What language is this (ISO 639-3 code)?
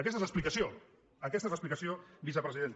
cat